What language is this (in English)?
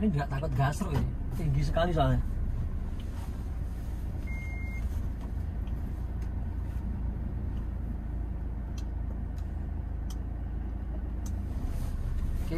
Indonesian